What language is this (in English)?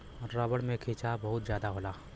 Bhojpuri